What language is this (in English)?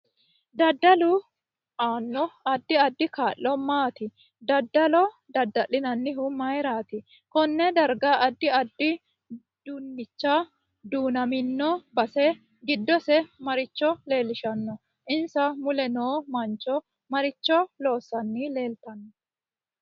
Sidamo